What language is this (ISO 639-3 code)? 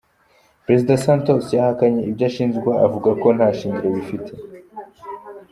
kin